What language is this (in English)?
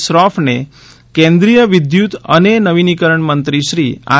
Gujarati